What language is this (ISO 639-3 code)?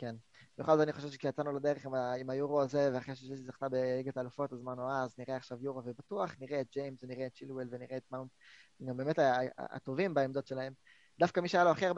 heb